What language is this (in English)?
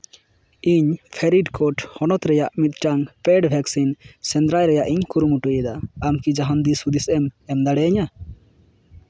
Santali